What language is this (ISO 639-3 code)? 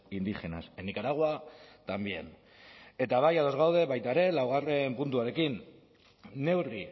eus